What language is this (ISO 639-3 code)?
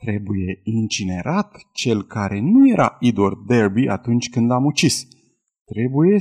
ron